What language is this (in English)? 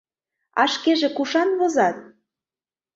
Mari